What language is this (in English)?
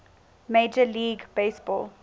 English